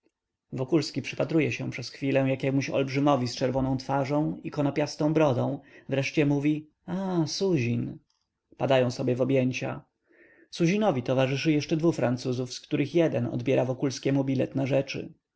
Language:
Polish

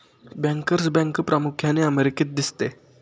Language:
Marathi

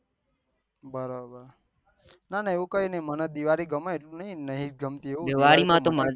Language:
Gujarati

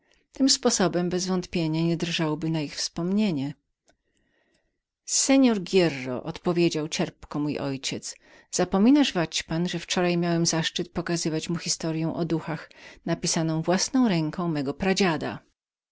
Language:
Polish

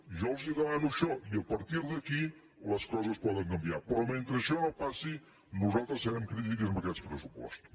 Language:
Catalan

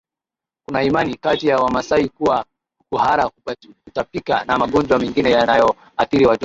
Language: Swahili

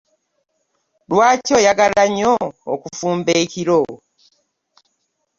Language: Ganda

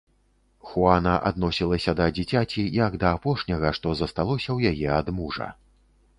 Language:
Belarusian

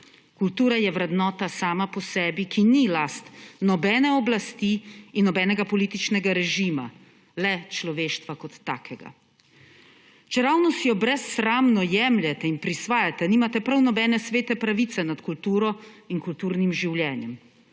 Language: Slovenian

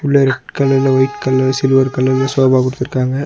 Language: Tamil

